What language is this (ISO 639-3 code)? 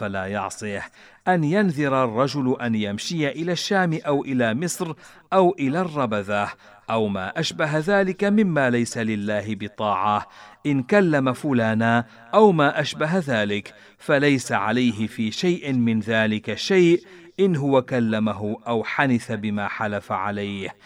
ara